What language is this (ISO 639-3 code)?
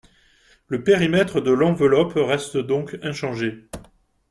fra